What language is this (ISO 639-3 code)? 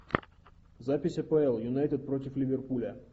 rus